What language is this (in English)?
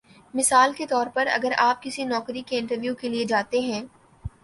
Urdu